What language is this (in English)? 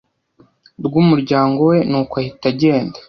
Kinyarwanda